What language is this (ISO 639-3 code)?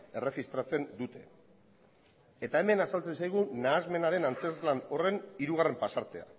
eus